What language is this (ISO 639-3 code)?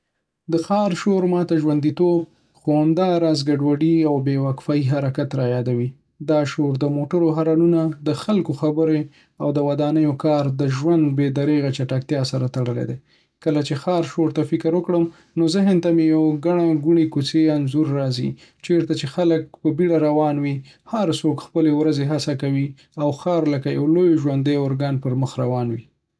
pus